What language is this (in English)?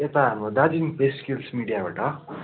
Nepali